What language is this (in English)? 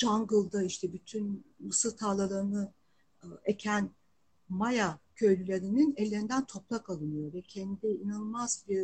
Turkish